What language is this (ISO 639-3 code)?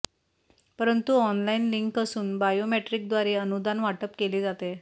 mar